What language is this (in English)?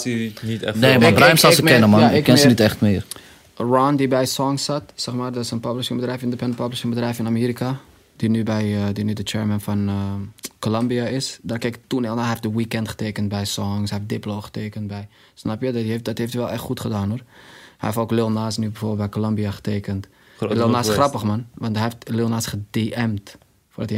Dutch